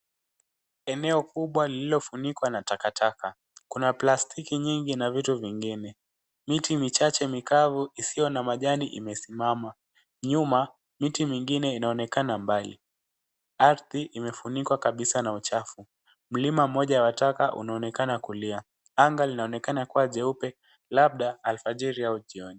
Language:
Swahili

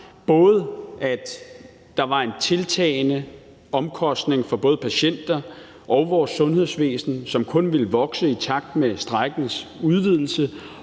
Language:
Danish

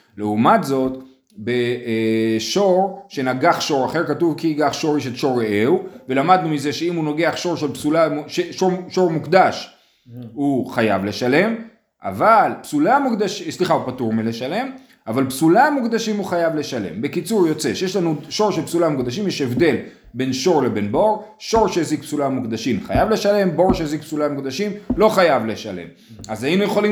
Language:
Hebrew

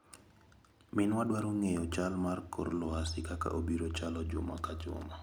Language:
Luo (Kenya and Tanzania)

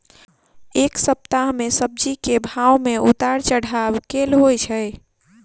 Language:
Maithili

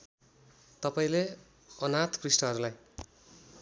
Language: Nepali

